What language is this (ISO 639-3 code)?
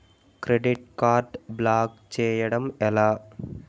tel